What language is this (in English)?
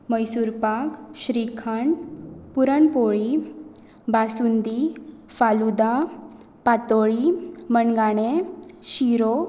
Konkani